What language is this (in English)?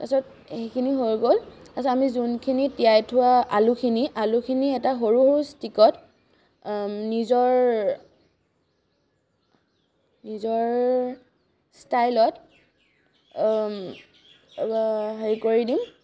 Assamese